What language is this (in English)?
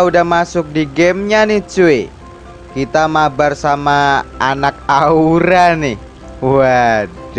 Indonesian